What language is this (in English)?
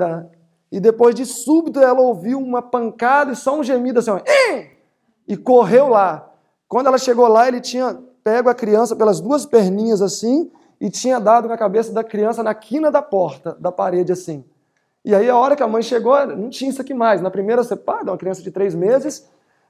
Portuguese